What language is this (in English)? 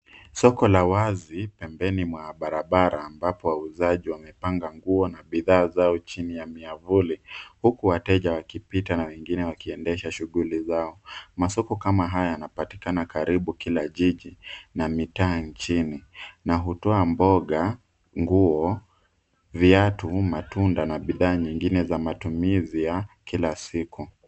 Swahili